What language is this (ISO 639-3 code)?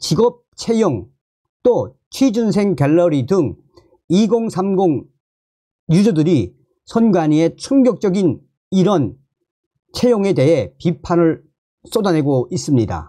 kor